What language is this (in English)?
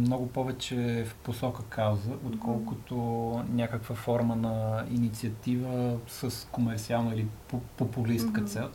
Bulgarian